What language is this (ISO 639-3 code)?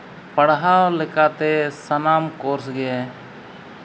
sat